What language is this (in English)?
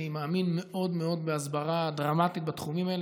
Hebrew